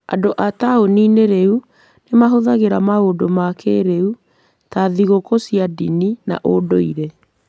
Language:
Kikuyu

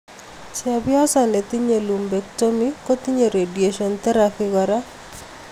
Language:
Kalenjin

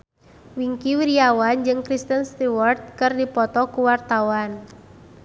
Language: Sundanese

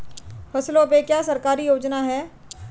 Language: Hindi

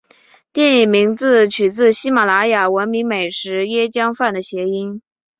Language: Chinese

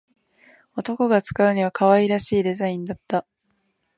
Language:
Japanese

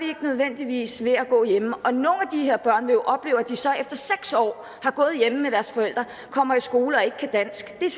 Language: Danish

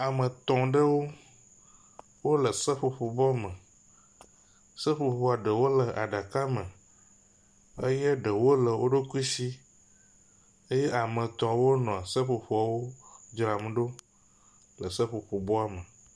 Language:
Ewe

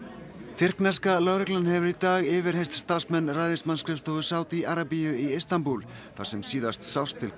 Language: Icelandic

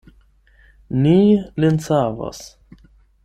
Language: Esperanto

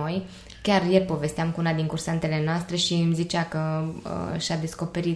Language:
Romanian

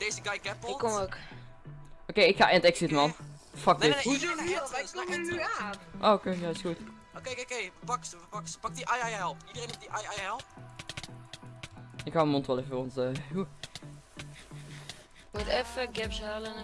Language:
Dutch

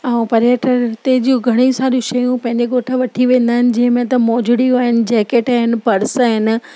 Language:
Sindhi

